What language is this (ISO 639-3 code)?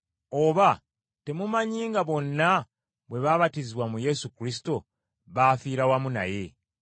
lug